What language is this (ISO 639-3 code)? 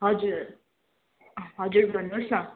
nep